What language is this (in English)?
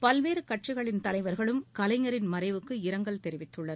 Tamil